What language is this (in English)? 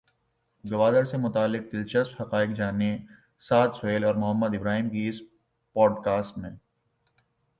Urdu